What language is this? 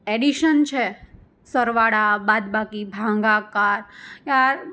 Gujarati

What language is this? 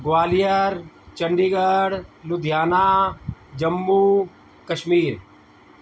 Sindhi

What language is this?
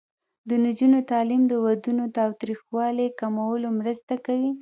Pashto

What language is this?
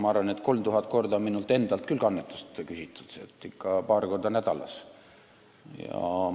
Estonian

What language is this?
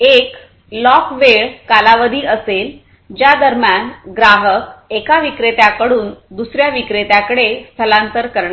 Marathi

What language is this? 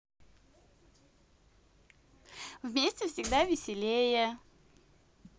Russian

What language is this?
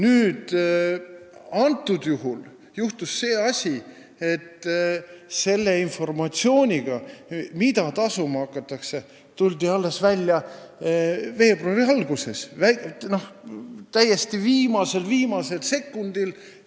Estonian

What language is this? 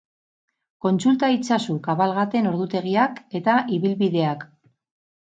Basque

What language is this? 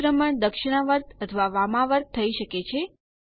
Gujarati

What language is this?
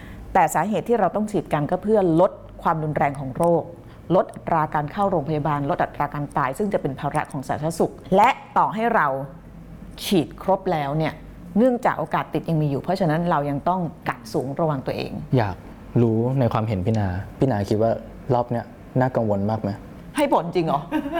Thai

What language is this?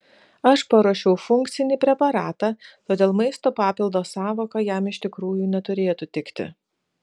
Lithuanian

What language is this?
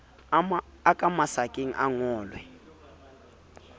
Southern Sotho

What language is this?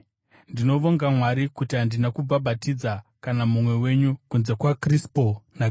Shona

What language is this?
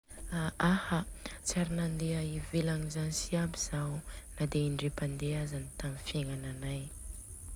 Southern Betsimisaraka Malagasy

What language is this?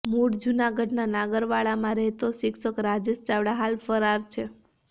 Gujarati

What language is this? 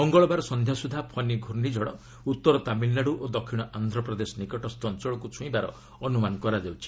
Odia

